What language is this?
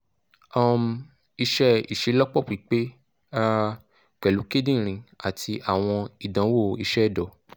Yoruba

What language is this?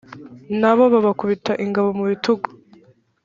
Kinyarwanda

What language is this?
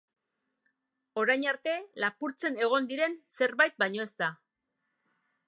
Basque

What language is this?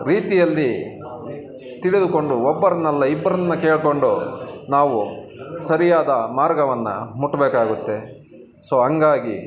Kannada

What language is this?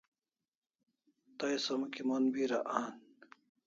Kalasha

